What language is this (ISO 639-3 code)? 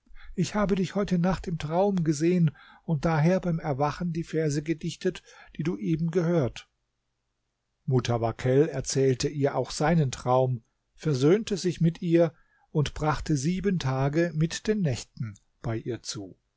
deu